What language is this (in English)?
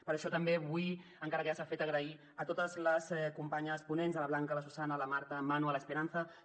Catalan